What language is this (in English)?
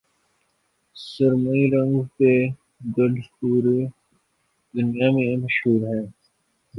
Urdu